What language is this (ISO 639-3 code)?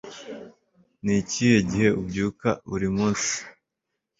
kin